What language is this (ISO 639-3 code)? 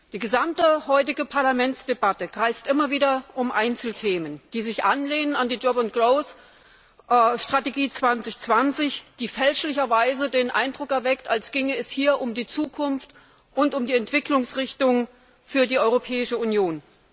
deu